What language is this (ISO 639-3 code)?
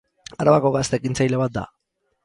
eus